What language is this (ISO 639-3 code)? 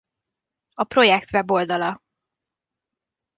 hun